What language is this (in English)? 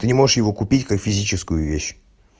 Russian